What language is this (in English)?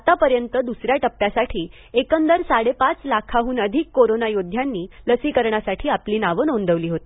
Marathi